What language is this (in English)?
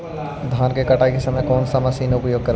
Magahi